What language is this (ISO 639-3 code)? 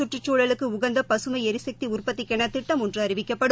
tam